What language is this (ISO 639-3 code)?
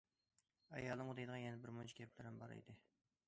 uig